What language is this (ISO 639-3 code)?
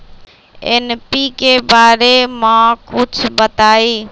mag